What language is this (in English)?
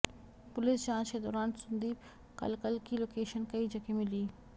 Hindi